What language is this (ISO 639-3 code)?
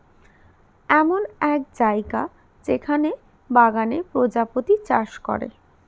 ben